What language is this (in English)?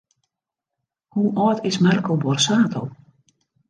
Western Frisian